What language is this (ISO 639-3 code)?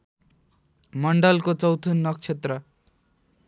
nep